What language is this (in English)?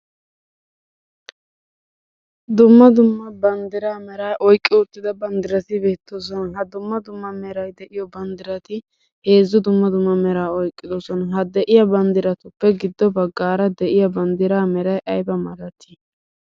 Wolaytta